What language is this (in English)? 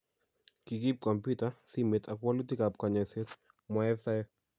Kalenjin